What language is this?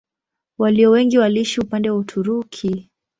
Swahili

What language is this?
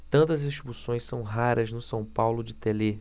Portuguese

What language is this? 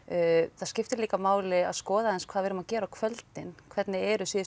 Icelandic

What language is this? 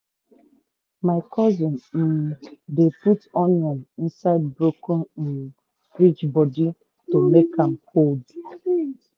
Nigerian Pidgin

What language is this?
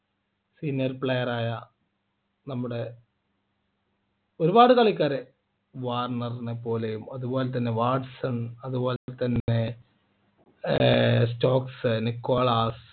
Malayalam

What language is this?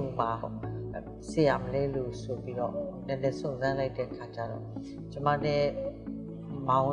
Indonesian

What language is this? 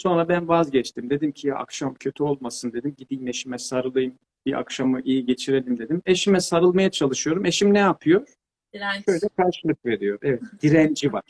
Turkish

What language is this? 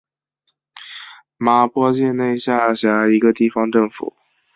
Chinese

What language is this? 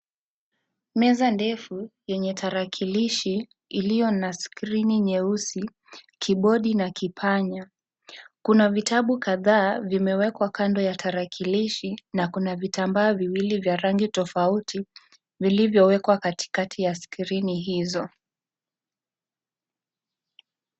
Swahili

